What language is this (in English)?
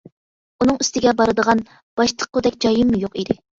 Uyghur